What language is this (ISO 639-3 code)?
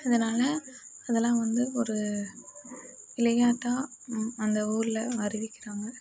tam